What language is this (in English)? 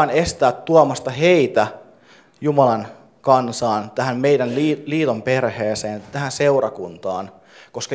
Finnish